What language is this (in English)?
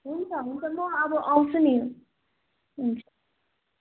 Nepali